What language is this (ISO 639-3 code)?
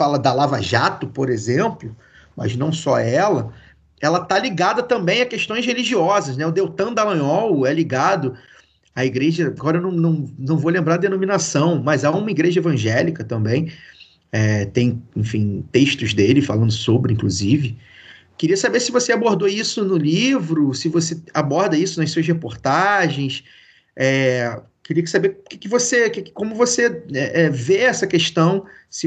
por